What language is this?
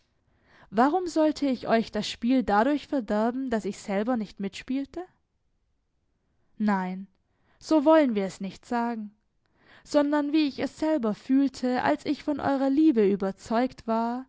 German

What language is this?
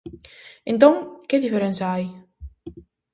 Galician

